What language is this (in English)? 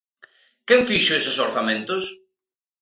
Galician